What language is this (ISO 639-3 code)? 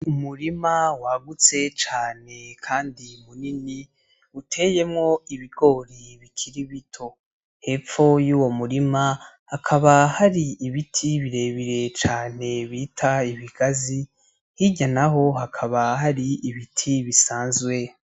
run